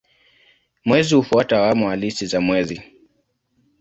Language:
Swahili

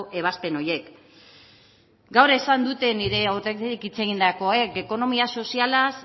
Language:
Basque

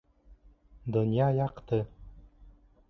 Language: Bashkir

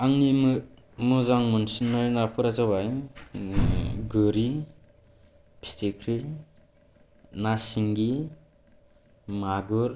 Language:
Bodo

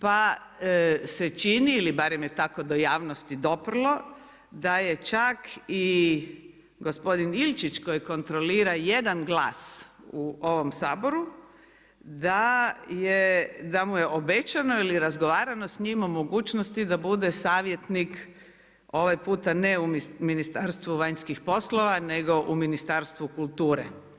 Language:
Croatian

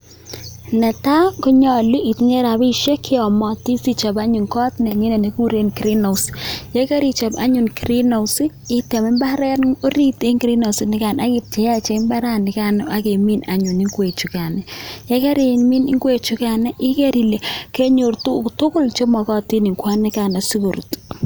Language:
Kalenjin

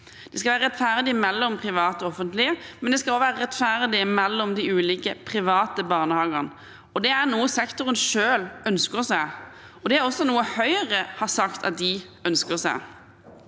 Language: Norwegian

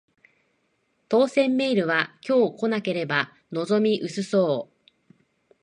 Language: Japanese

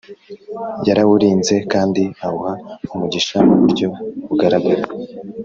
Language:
Kinyarwanda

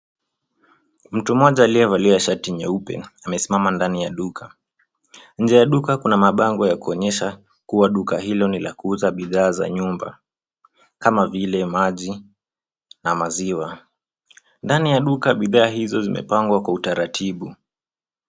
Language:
Swahili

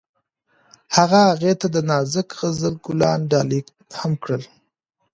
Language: Pashto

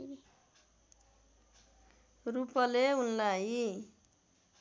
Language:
Nepali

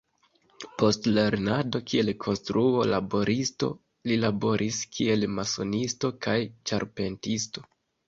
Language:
Esperanto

